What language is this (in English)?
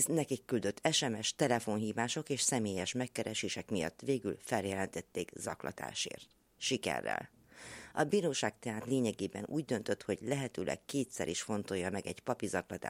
Hungarian